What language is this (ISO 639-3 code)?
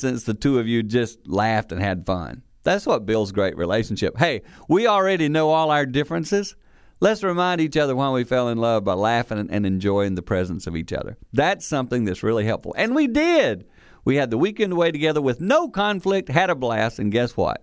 eng